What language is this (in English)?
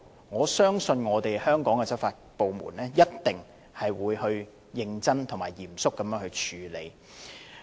Cantonese